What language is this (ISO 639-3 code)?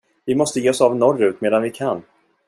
swe